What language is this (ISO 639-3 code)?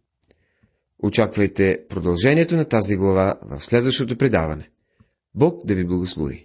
bul